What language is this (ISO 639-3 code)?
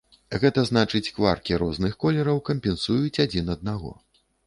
bel